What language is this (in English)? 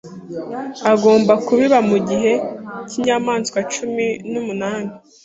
Kinyarwanda